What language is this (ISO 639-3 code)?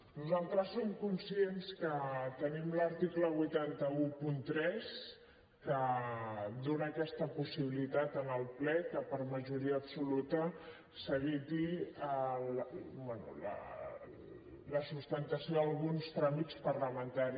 cat